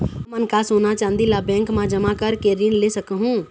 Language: Chhattisgarhi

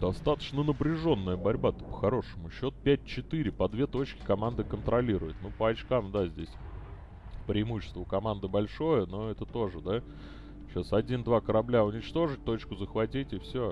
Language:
Russian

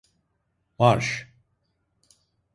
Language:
Turkish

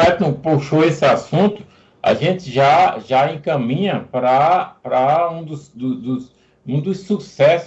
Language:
Portuguese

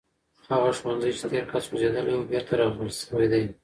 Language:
Pashto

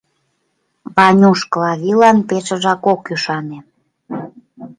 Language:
Mari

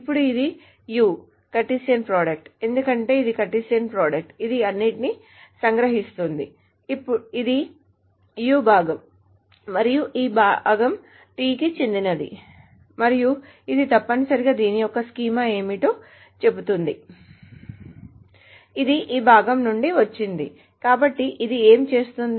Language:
Telugu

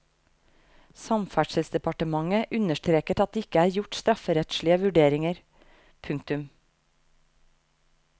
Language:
Norwegian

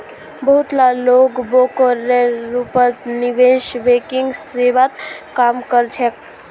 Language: Magahi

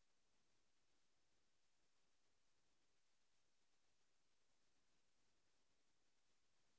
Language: Masai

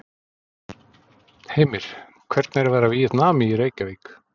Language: Icelandic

